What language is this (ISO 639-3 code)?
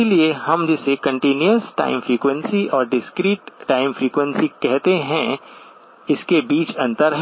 hin